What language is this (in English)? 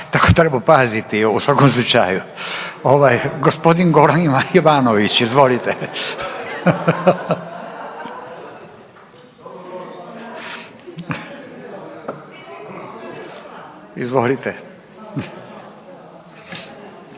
Croatian